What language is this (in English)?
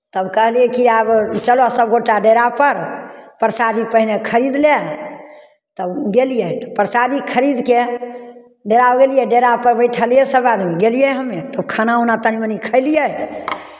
Maithili